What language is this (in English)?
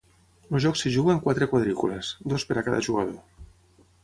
Catalan